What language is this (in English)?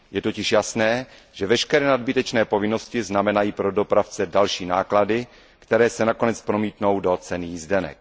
Czech